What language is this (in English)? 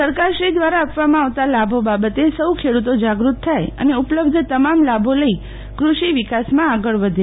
Gujarati